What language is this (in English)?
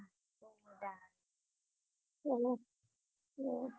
Gujarati